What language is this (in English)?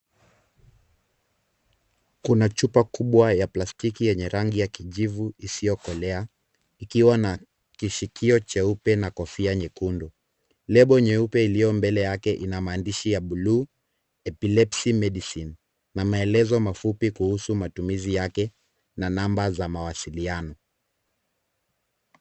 Swahili